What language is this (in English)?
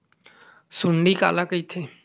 Chhattisgarhi